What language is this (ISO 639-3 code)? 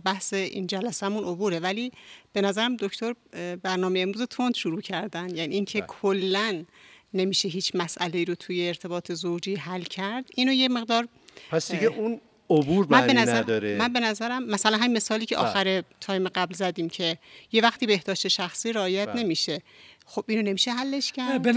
fas